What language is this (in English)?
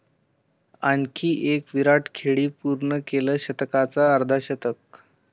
Marathi